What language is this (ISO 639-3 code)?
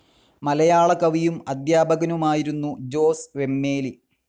mal